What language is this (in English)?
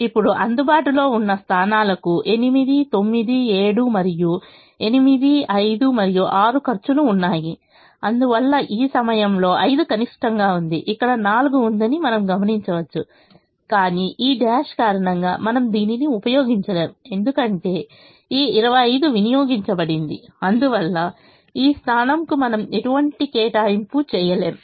Telugu